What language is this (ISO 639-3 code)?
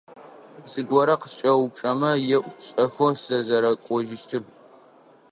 ady